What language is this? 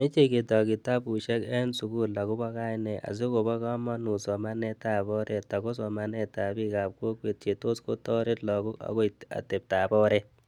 Kalenjin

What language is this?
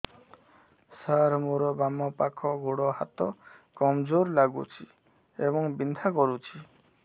Odia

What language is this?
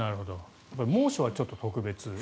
Japanese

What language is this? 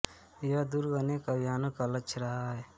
Hindi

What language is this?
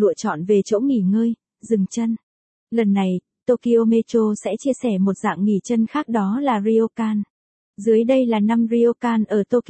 Vietnamese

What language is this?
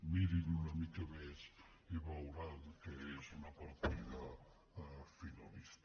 Catalan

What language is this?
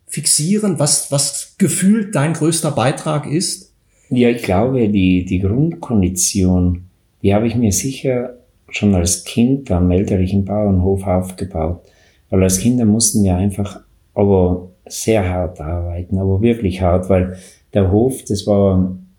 German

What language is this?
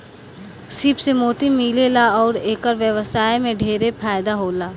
Bhojpuri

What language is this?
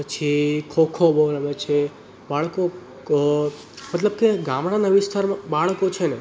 Gujarati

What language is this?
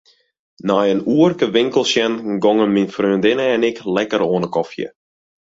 Western Frisian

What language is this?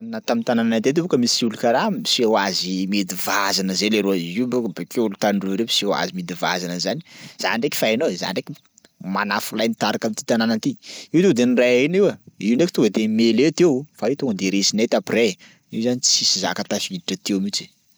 Sakalava Malagasy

